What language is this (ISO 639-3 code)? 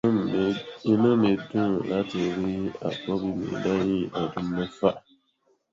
yor